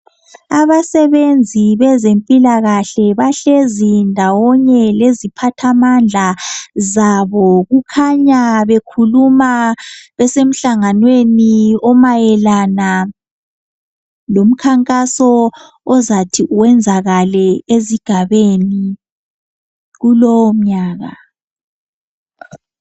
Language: North Ndebele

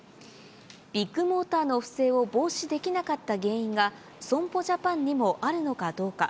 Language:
Japanese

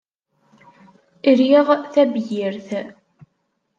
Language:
Kabyle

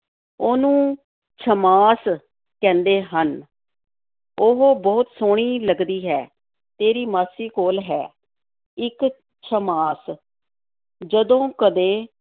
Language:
Punjabi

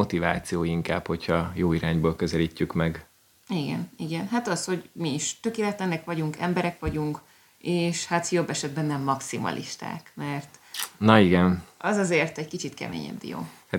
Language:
Hungarian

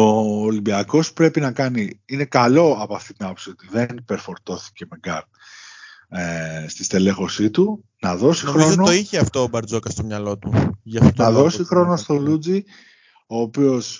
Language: Greek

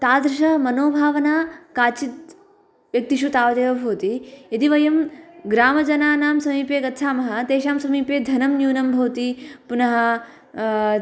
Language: Sanskrit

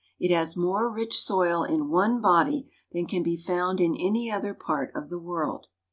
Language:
English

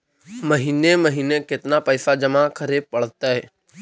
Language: Magahi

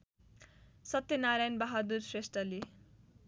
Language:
Nepali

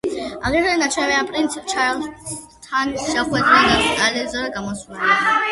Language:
Georgian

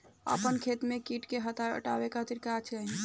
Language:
Bhojpuri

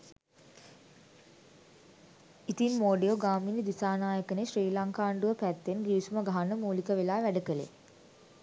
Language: Sinhala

